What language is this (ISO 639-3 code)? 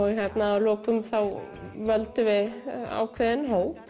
isl